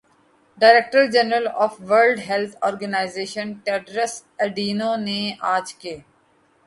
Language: Urdu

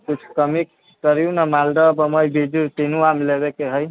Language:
Maithili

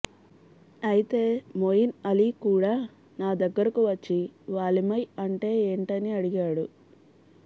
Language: Telugu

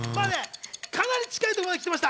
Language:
Japanese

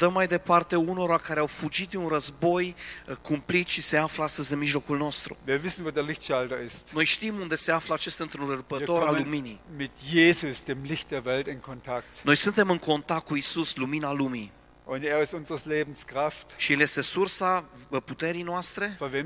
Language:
Romanian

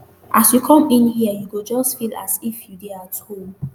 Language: Nigerian Pidgin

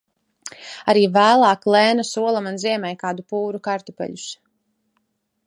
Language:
Latvian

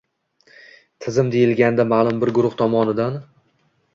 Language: Uzbek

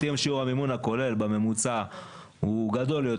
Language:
Hebrew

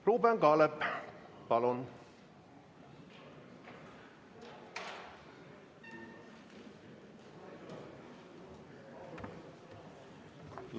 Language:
Estonian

